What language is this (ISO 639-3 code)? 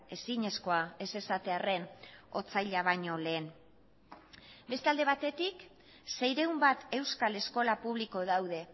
eus